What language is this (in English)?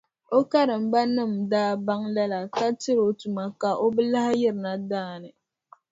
Dagbani